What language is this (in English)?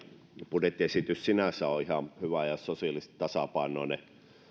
Finnish